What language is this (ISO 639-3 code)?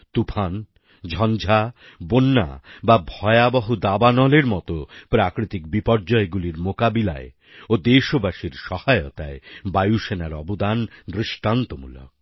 ben